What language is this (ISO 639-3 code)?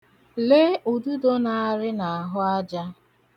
ibo